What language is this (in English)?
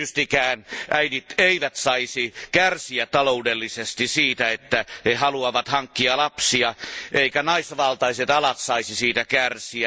Finnish